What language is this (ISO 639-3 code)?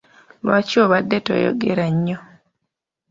lug